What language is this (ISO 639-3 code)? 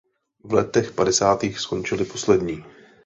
ces